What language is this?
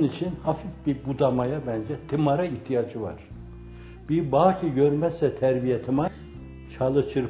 Turkish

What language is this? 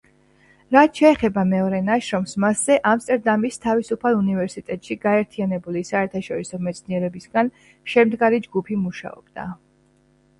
Georgian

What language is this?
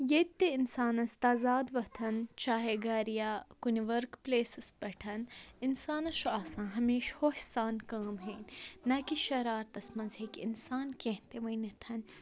Kashmiri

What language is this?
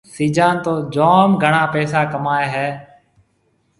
Marwari (Pakistan)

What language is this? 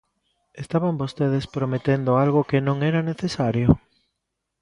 Galician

